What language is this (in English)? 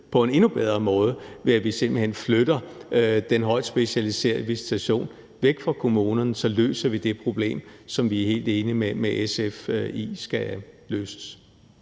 Danish